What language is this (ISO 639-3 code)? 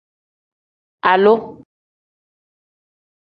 kdh